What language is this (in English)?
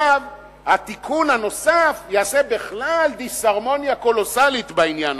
Hebrew